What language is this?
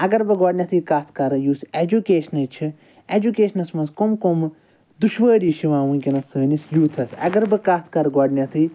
Kashmiri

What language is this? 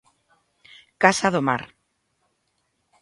Galician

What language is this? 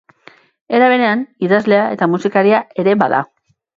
Basque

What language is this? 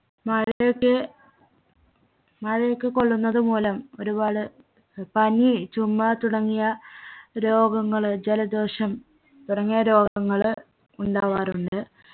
Malayalam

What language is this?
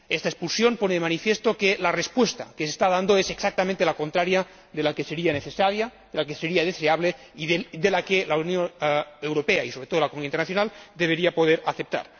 Spanish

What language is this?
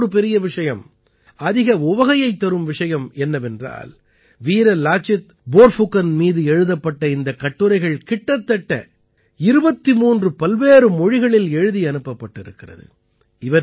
Tamil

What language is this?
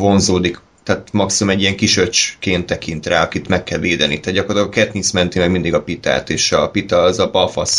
Hungarian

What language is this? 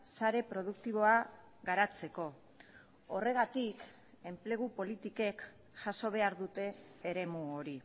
Basque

